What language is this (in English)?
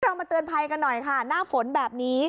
Thai